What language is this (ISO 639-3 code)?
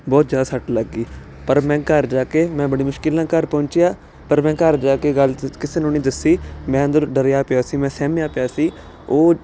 pan